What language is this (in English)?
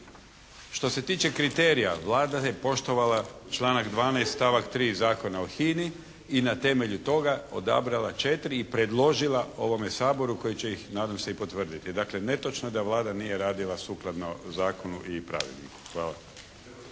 Croatian